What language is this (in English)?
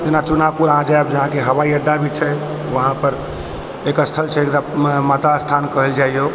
Maithili